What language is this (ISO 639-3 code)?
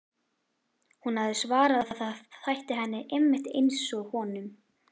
isl